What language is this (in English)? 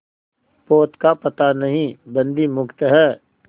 Hindi